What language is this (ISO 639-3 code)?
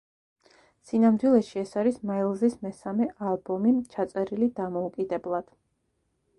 kat